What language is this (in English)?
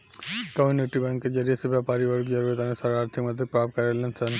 Bhojpuri